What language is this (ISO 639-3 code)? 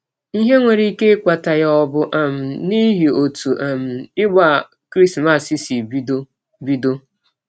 ibo